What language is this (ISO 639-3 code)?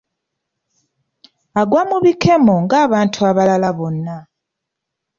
lug